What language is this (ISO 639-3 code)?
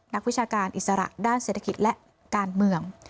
tha